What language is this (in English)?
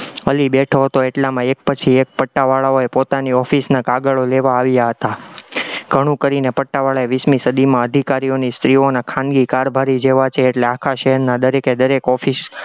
Gujarati